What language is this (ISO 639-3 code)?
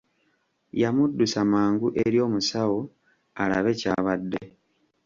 lug